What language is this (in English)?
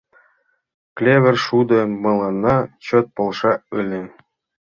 Mari